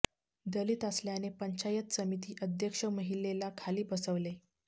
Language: Marathi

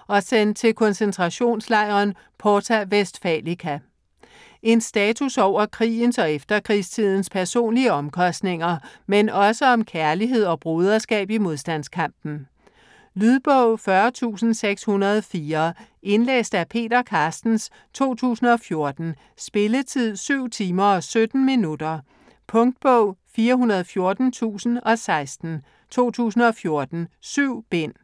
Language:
Danish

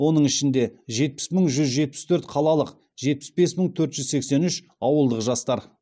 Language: Kazakh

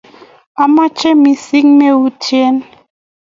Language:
Kalenjin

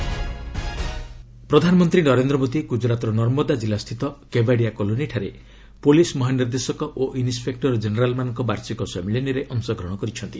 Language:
Odia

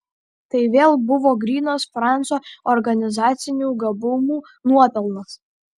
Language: Lithuanian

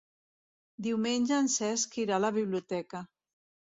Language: Catalan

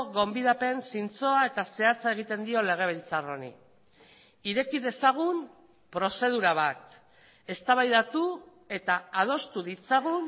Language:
Basque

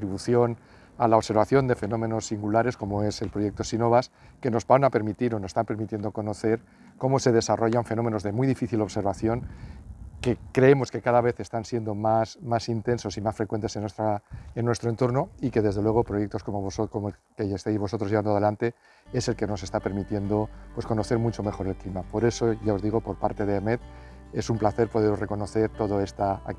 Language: Spanish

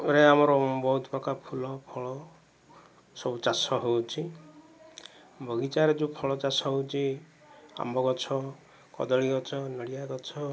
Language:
Odia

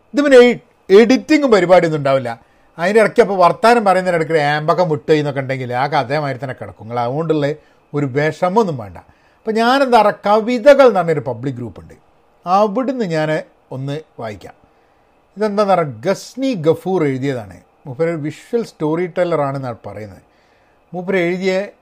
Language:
Malayalam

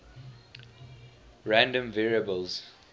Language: English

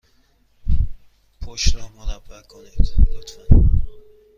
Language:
Persian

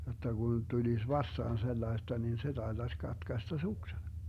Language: Finnish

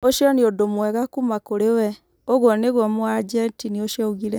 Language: Kikuyu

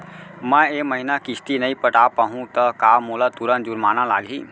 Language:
Chhattisgarhi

